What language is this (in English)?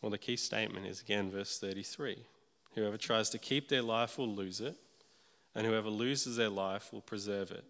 English